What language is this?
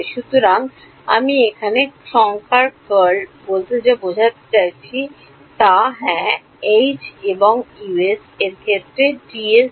Bangla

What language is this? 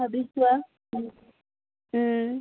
Assamese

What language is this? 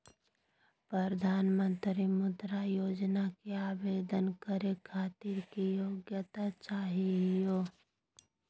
Magahi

